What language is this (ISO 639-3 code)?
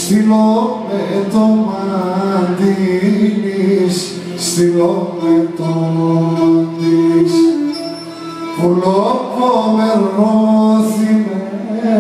ell